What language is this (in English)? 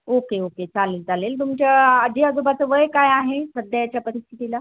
Marathi